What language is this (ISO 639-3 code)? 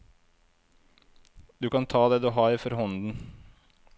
nor